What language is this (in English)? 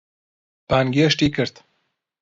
Central Kurdish